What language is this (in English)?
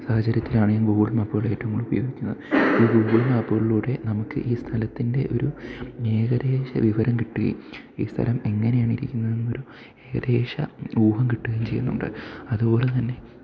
Malayalam